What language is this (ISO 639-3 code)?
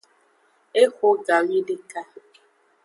ajg